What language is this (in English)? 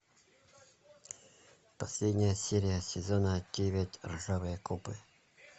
Russian